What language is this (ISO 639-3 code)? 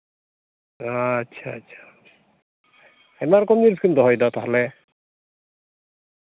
sat